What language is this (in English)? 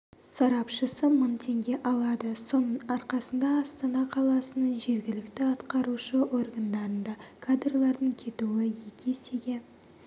Kazakh